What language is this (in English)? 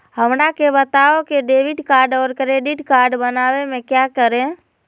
Magahi